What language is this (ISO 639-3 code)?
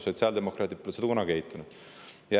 est